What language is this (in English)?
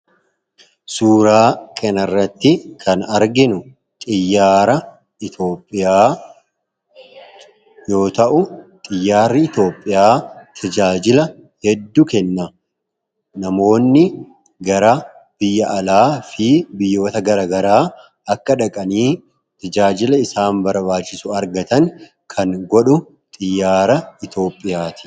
Oromo